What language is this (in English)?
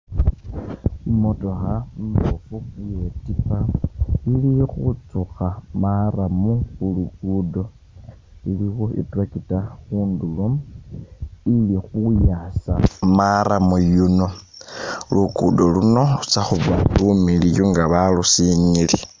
Masaaba